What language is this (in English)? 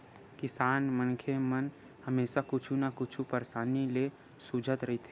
Chhattisgarhi